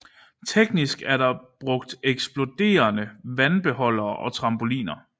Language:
Danish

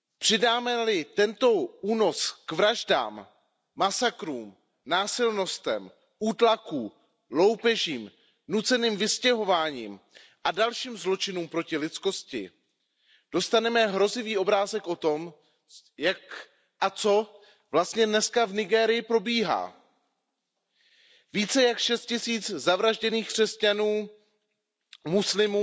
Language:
Czech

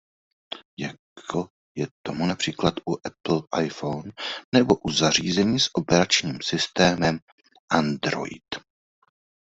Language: Czech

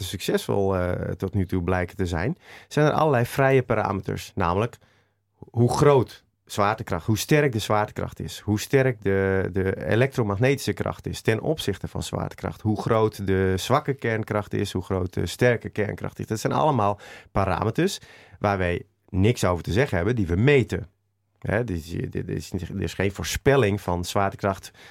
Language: Dutch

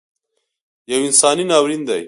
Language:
Pashto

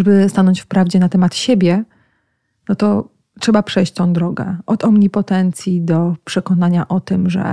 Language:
Polish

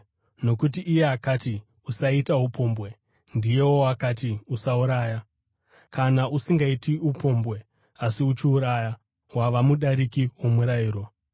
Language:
Shona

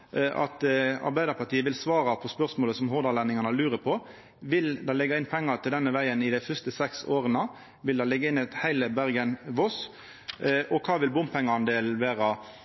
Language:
Norwegian Nynorsk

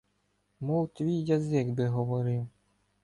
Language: Ukrainian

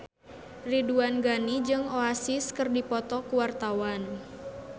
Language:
Sundanese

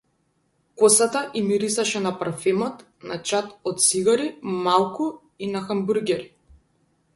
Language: Macedonian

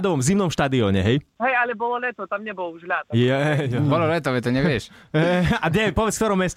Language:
Slovak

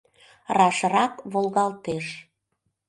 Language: Mari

